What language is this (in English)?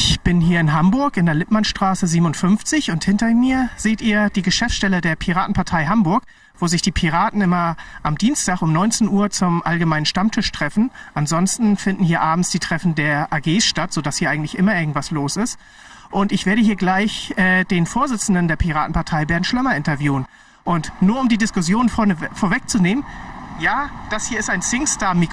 German